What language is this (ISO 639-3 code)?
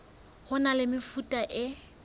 sot